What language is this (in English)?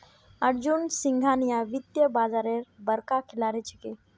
Magahi